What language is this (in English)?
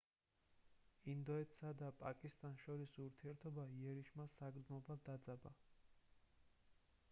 Georgian